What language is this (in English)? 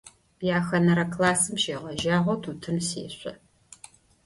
Adyghe